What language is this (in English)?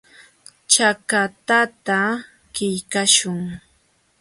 Jauja Wanca Quechua